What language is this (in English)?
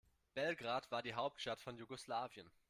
German